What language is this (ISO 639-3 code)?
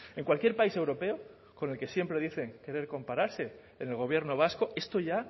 spa